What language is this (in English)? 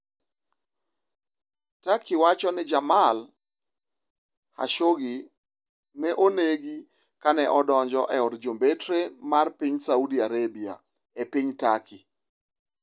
Luo (Kenya and Tanzania)